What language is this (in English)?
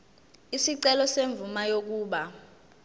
Zulu